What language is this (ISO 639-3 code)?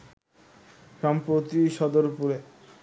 ben